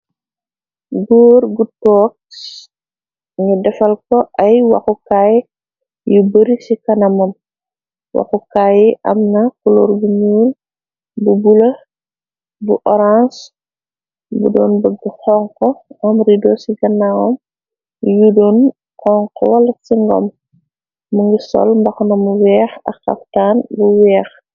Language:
Wolof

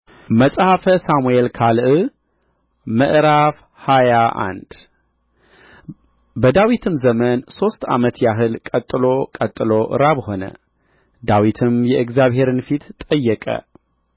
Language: Amharic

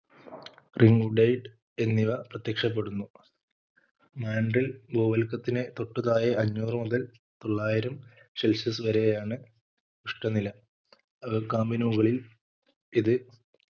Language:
Malayalam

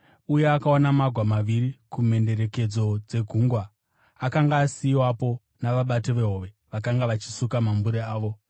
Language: Shona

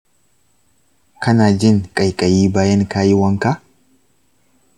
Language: Hausa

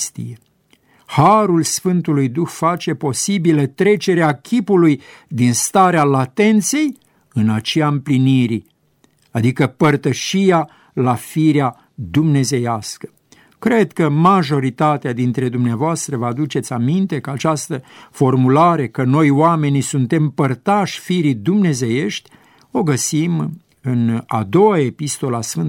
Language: Romanian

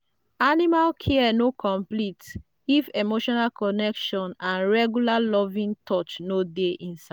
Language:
Nigerian Pidgin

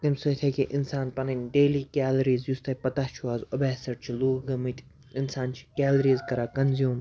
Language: Kashmiri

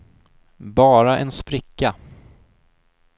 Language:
Swedish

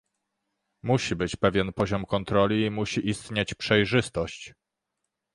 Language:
Polish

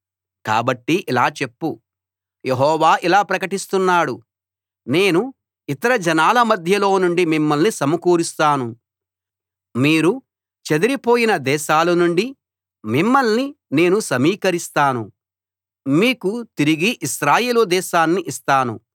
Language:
Telugu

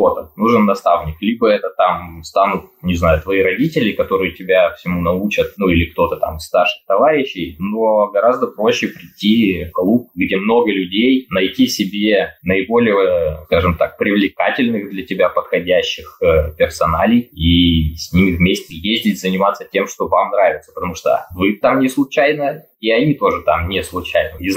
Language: Russian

